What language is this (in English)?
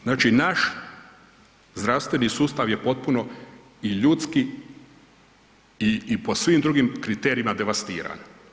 Croatian